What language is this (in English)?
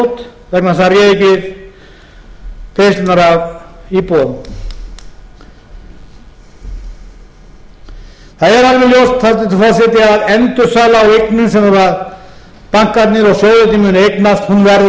Icelandic